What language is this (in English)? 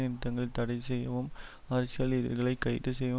Tamil